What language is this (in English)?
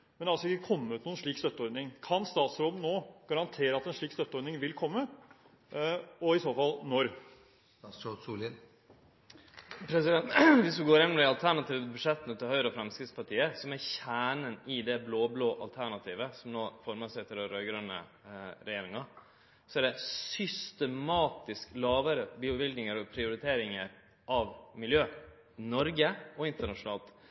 Norwegian